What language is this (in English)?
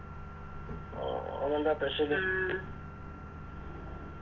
Malayalam